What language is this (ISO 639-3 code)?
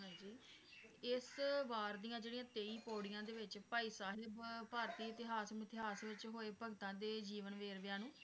pan